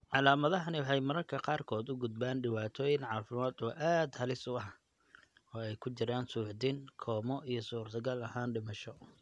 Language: Somali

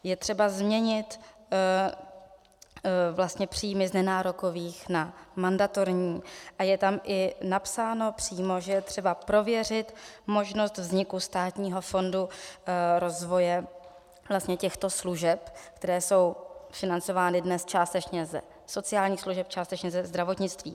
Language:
Czech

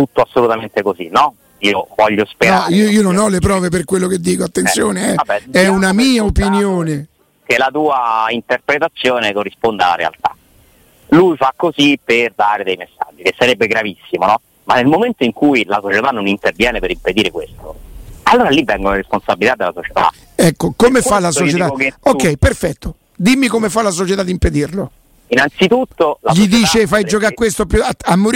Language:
Italian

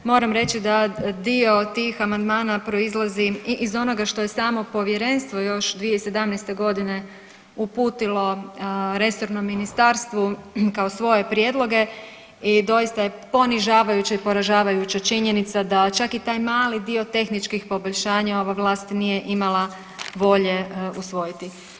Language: Croatian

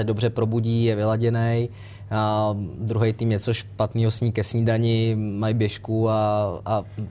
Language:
Czech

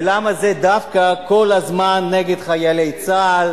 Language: Hebrew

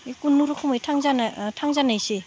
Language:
Bodo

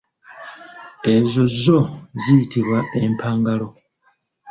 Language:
Ganda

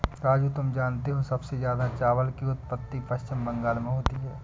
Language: Hindi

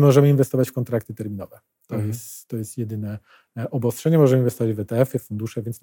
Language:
Polish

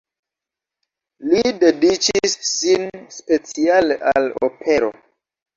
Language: Esperanto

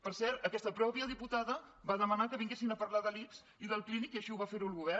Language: Catalan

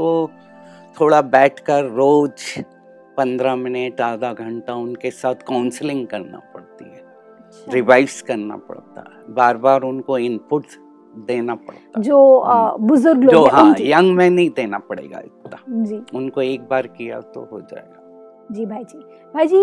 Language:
Hindi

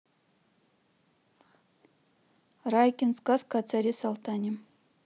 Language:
Russian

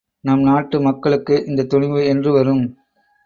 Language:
Tamil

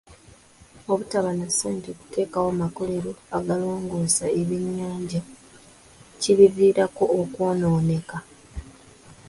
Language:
Ganda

